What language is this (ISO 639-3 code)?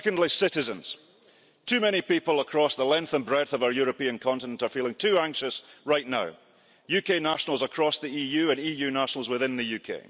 eng